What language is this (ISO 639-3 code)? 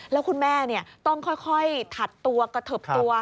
tha